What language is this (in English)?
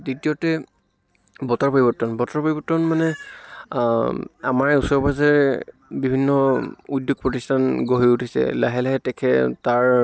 Assamese